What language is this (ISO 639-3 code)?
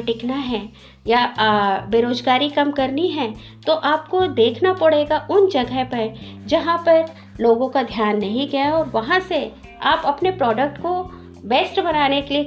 hin